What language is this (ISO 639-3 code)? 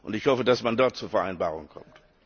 deu